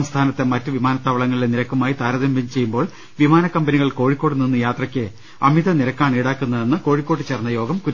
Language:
Malayalam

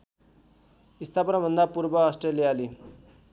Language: Nepali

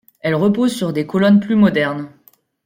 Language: French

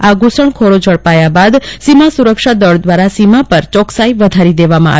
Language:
Gujarati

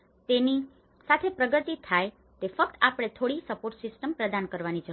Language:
Gujarati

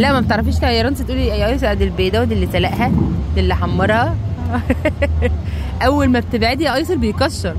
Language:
Arabic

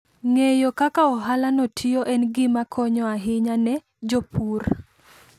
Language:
Luo (Kenya and Tanzania)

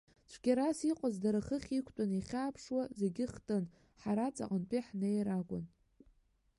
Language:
Abkhazian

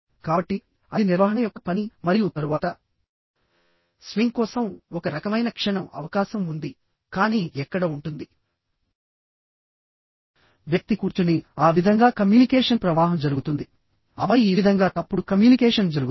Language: Telugu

